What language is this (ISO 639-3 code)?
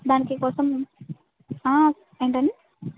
tel